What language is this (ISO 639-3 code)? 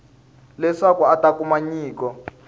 tso